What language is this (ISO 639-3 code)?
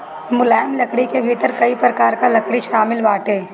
bho